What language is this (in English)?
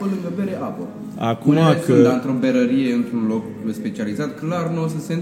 Romanian